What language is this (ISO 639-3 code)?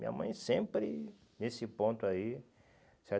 por